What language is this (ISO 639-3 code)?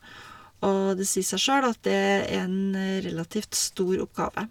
nor